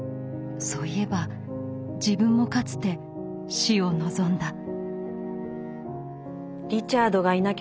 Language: Japanese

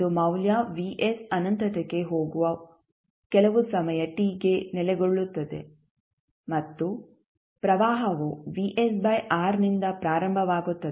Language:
Kannada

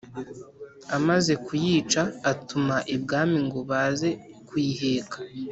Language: Kinyarwanda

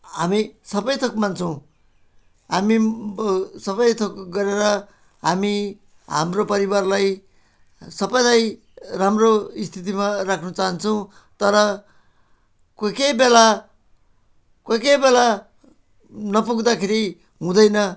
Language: Nepali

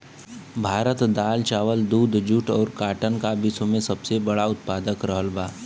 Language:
Bhojpuri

